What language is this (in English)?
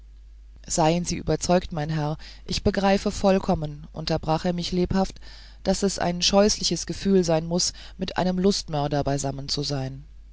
German